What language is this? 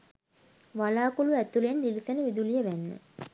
Sinhala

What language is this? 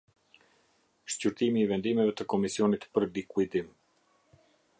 Albanian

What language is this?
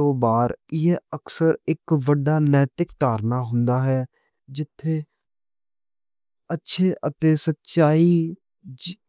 Western Panjabi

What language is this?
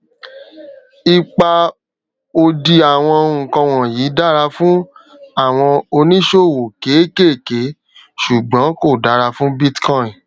Yoruba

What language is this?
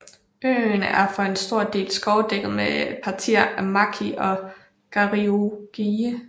Danish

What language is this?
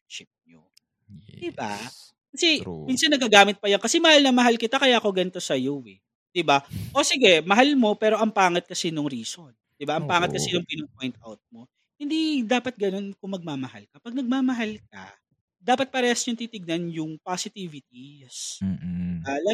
Filipino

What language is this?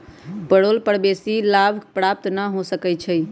Magahi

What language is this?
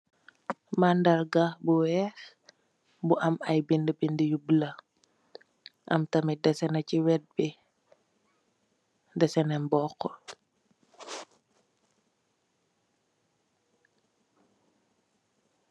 Wolof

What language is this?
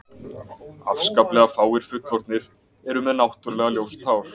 Icelandic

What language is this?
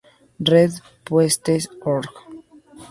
Spanish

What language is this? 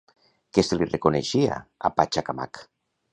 Catalan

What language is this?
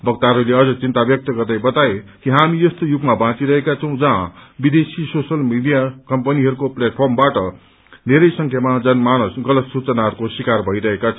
Nepali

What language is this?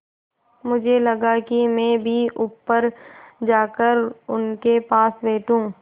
Hindi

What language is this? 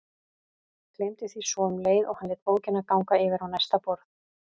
Icelandic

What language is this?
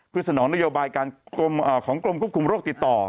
Thai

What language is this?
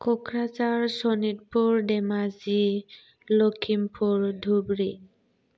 Bodo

